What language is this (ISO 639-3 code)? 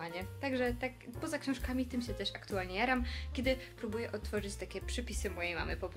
pol